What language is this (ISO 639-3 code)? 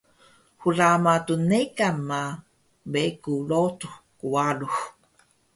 trv